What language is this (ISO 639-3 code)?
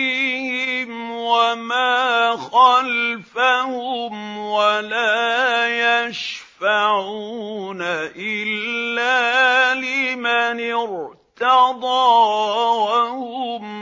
ara